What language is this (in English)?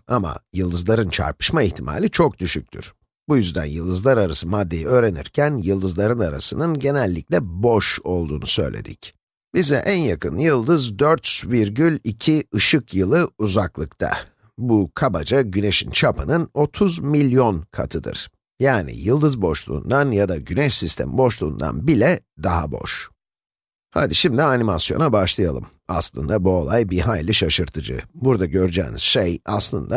Turkish